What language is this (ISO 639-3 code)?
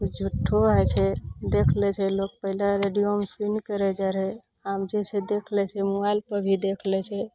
mai